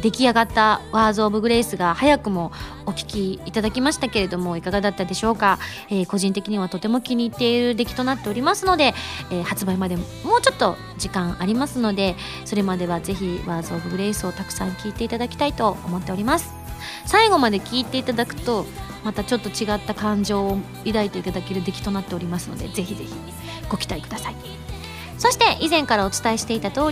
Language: Japanese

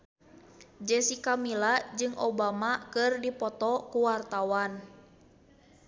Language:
Sundanese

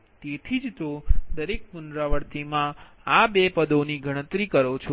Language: Gujarati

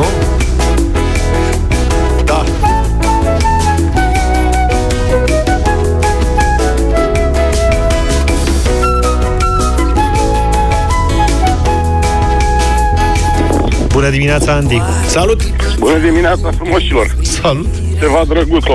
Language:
Romanian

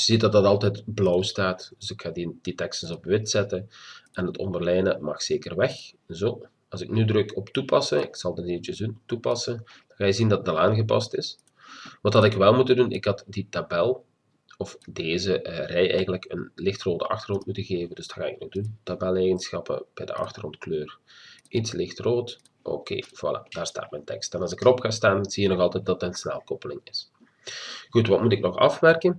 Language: Dutch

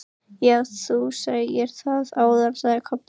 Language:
Icelandic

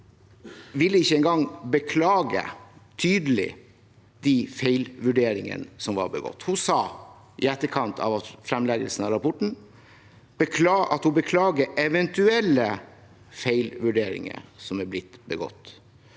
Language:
Norwegian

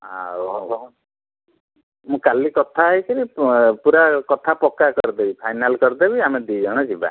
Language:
Odia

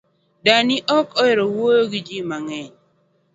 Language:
Luo (Kenya and Tanzania)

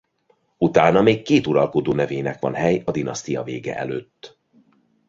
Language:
Hungarian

